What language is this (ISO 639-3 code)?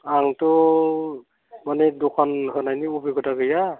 brx